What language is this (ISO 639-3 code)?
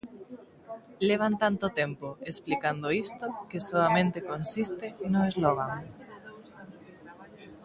glg